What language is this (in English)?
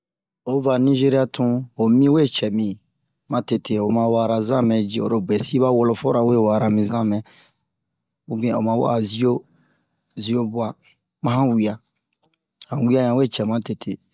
Bomu